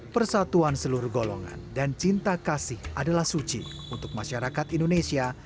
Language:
Indonesian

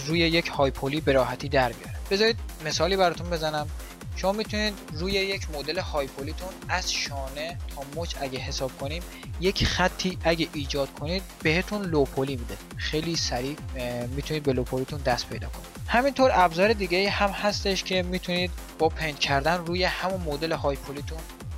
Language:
Persian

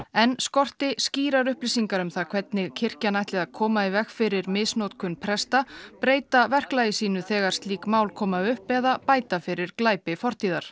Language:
Icelandic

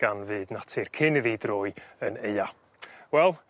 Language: Welsh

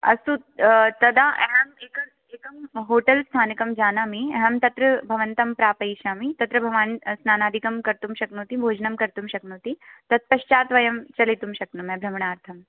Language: Sanskrit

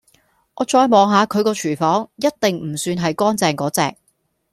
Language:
Cantonese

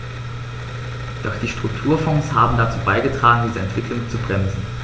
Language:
German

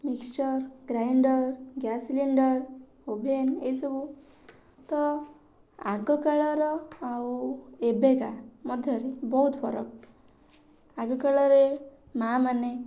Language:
Odia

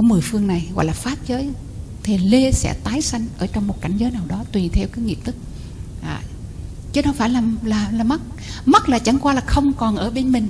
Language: Vietnamese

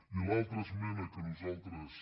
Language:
Catalan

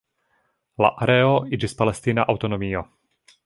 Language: Esperanto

